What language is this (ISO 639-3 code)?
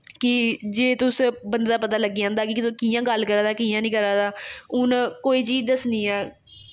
doi